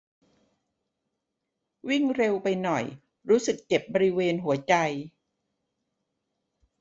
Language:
Thai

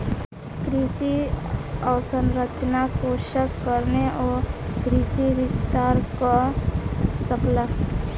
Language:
Maithili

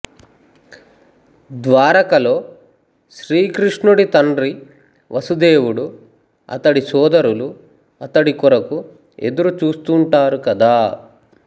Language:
Telugu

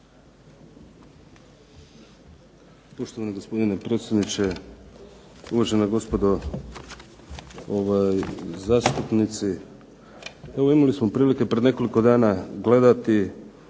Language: Croatian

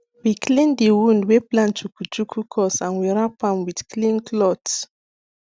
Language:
Nigerian Pidgin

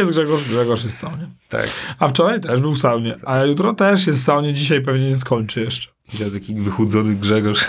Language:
Polish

